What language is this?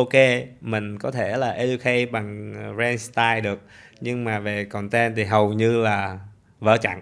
Vietnamese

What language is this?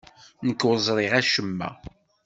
Kabyle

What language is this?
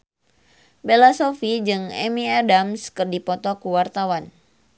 Sundanese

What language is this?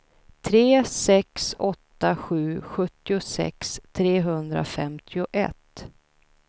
Swedish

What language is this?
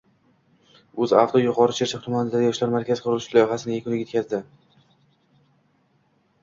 Uzbek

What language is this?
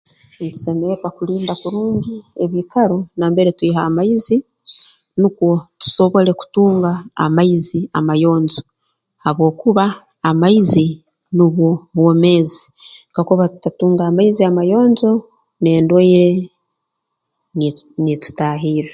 Tooro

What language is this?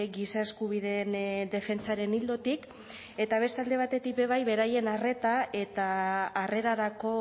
Basque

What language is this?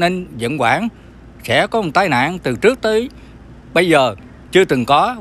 Vietnamese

